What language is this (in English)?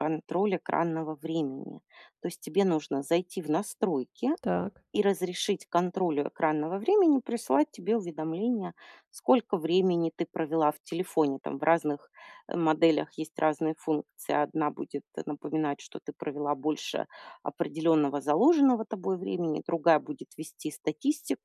Russian